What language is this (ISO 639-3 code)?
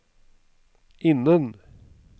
nor